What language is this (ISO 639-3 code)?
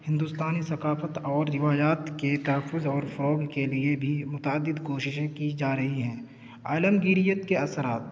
urd